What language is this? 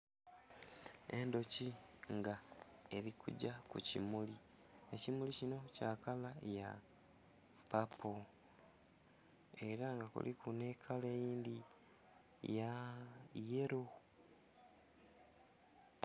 Soga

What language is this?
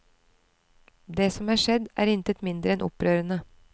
Norwegian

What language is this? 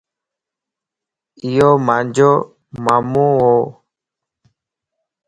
Lasi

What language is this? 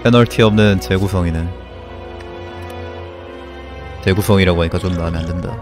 Korean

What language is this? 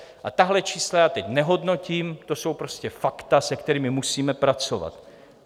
Czech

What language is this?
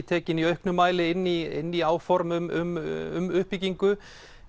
Icelandic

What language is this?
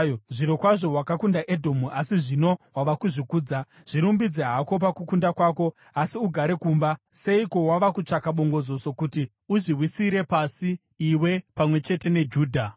Shona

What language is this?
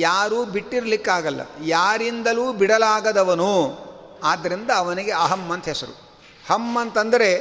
Kannada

